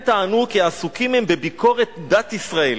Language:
Hebrew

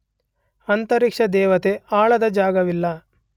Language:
Kannada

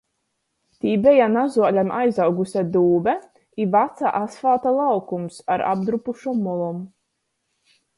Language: Latgalian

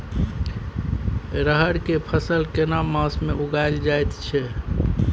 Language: Maithili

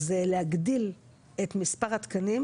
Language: Hebrew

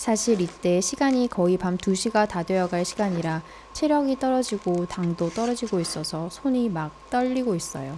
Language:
Korean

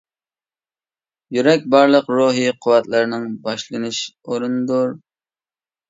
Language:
Uyghur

